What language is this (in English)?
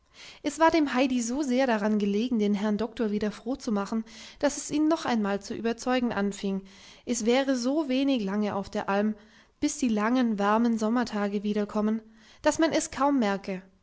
German